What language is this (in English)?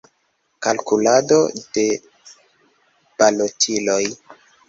Esperanto